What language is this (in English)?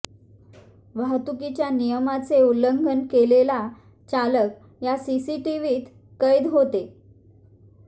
Marathi